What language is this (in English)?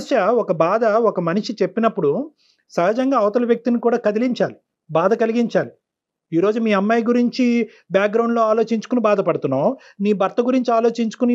Telugu